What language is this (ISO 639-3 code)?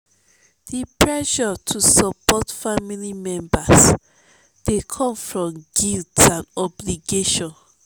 pcm